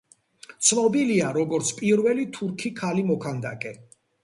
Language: Georgian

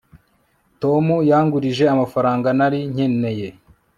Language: Kinyarwanda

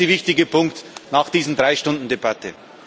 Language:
German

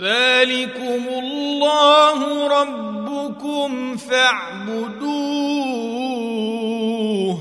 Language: Arabic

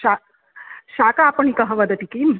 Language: Sanskrit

